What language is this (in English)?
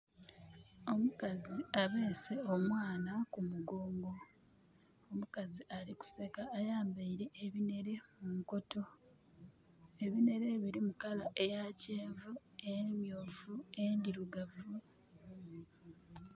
Soga